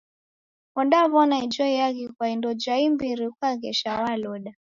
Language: Taita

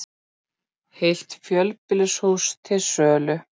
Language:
Icelandic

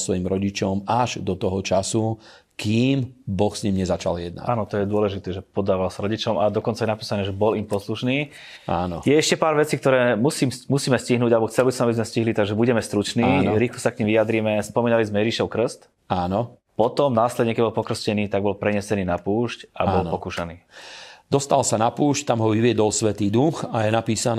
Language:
Slovak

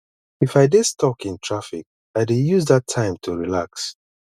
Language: Nigerian Pidgin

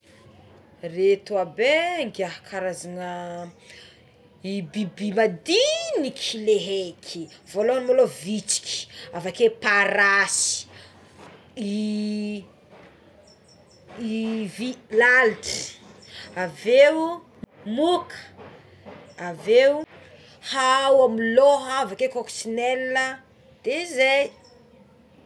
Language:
Tsimihety Malagasy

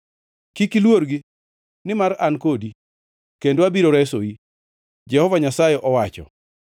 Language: Luo (Kenya and Tanzania)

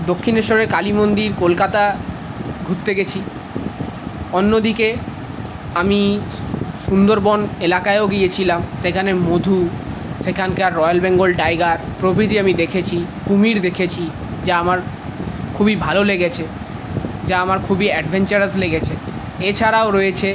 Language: Bangla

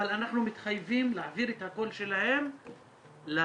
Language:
Hebrew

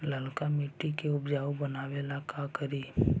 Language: Magahi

